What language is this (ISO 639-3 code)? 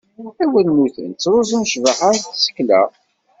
kab